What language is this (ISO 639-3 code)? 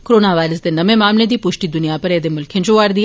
doi